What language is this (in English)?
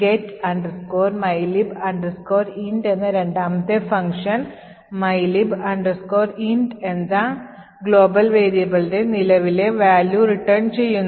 Malayalam